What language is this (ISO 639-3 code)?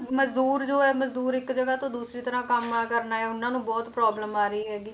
pan